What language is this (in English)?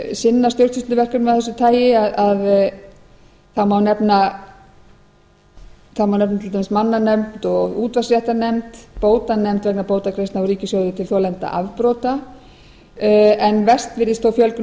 Icelandic